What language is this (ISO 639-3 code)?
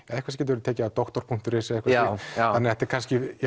isl